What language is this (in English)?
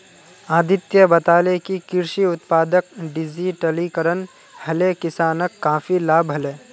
Magahi